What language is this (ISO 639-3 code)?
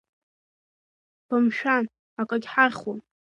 abk